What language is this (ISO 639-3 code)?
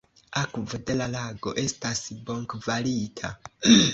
epo